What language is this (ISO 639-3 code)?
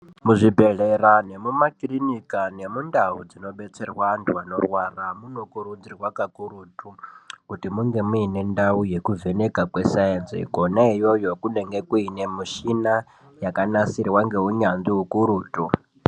ndc